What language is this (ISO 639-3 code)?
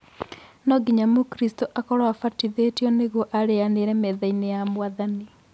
kik